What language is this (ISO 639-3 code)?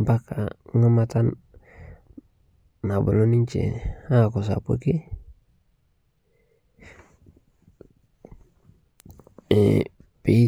mas